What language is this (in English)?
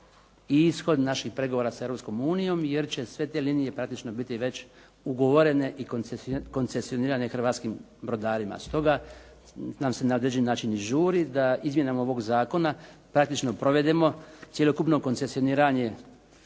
Croatian